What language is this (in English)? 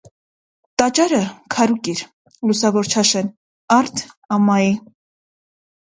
Armenian